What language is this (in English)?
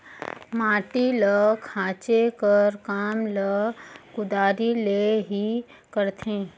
Chhattisgarhi